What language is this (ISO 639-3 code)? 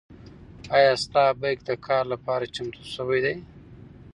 pus